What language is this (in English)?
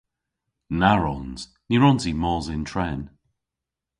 Cornish